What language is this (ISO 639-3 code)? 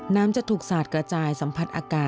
tha